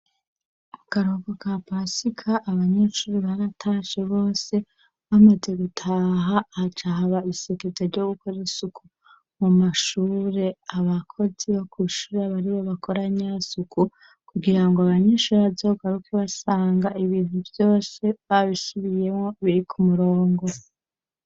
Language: Rundi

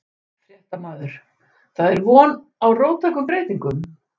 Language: Icelandic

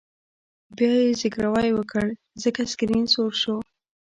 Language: Pashto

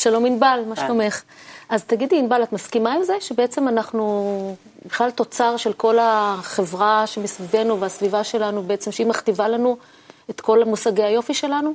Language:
Hebrew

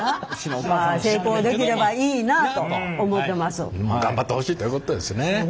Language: Japanese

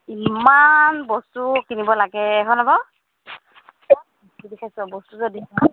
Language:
Assamese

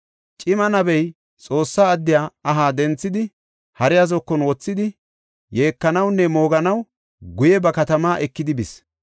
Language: Gofa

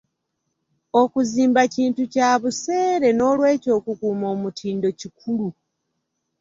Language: Ganda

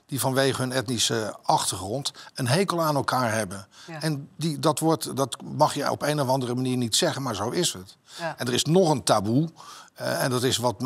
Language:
Dutch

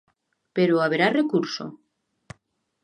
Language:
Galician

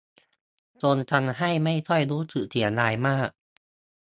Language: Thai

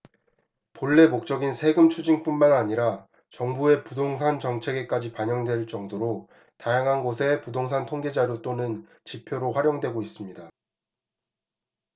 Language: Korean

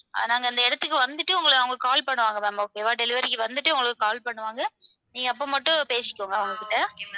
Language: Tamil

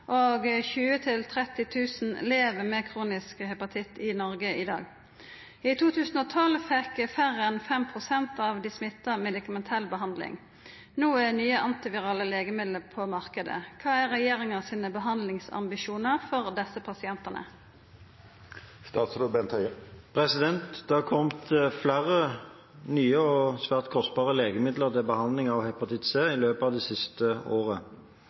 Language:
Norwegian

